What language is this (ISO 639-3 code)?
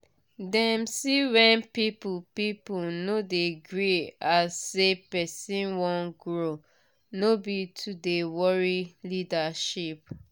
pcm